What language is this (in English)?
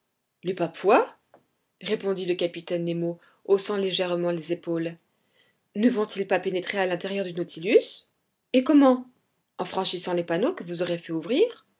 French